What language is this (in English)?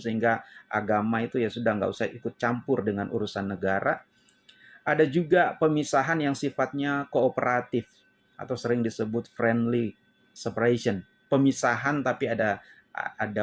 Indonesian